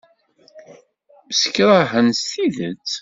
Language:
Kabyle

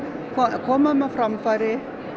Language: Icelandic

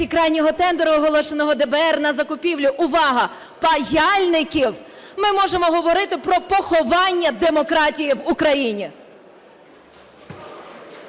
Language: Ukrainian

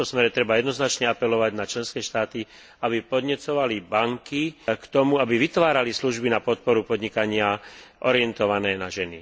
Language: Slovak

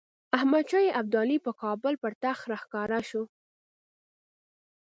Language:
Pashto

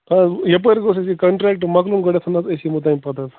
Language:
Kashmiri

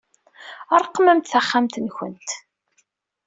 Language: Kabyle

